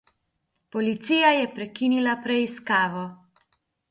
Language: Slovenian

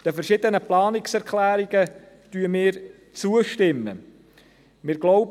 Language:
Swiss German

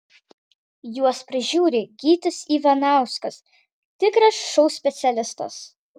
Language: Lithuanian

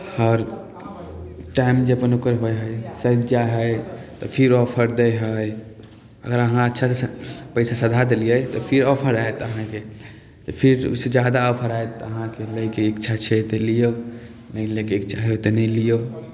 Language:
Maithili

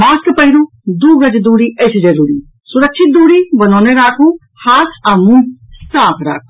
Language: Maithili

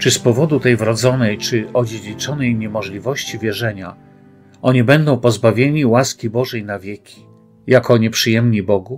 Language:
Polish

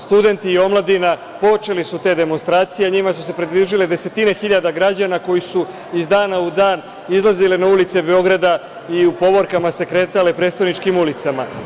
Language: Serbian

